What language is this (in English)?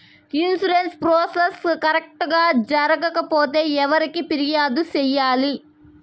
Telugu